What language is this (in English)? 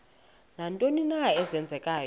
Xhosa